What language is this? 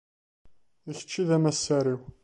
Kabyle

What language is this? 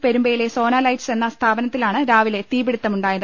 Malayalam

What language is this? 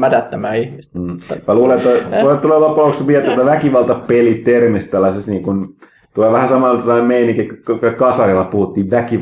Finnish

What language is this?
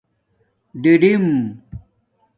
Domaaki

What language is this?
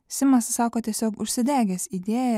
Lithuanian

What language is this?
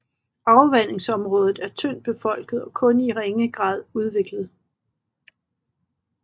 Danish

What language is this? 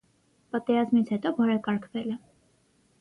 Armenian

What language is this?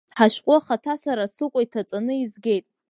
Abkhazian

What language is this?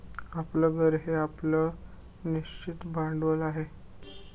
Marathi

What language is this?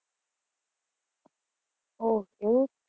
Gujarati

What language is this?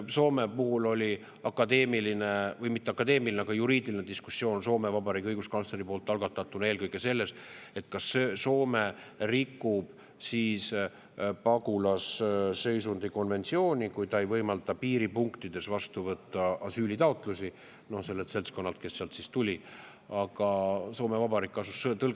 Estonian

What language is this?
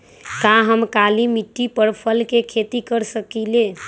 Magahi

